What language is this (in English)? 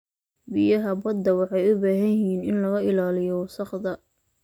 Somali